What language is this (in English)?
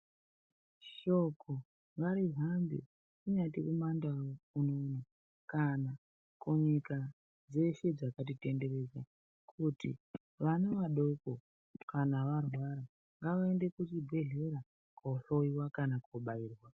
Ndau